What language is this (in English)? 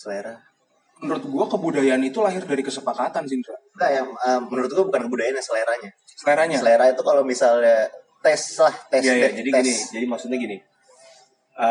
Indonesian